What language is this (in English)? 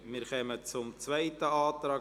Swiss German